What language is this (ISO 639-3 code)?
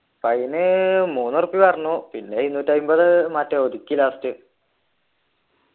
mal